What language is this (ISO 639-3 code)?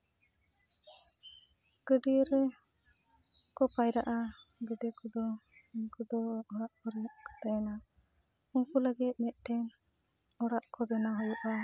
sat